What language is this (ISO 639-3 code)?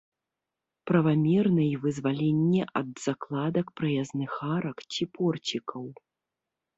bel